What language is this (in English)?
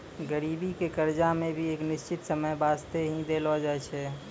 Maithili